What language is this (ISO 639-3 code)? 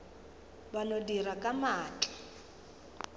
nso